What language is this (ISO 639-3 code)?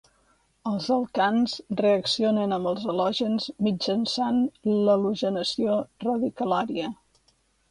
cat